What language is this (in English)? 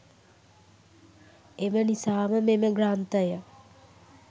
Sinhala